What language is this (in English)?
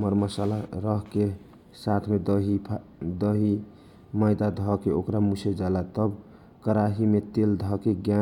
Kochila Tharu